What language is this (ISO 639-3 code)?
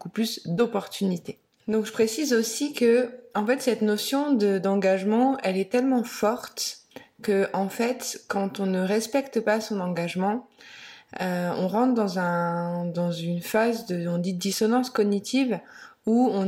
fra